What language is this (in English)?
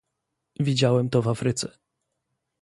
Polish